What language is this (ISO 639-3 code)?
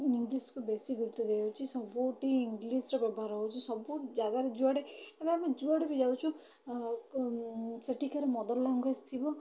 ori